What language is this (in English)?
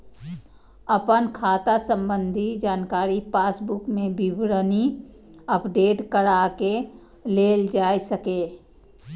Maithili